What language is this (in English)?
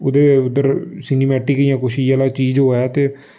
Dogri